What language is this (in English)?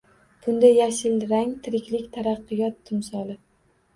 Uzbek